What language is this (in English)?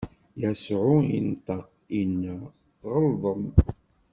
Kabyle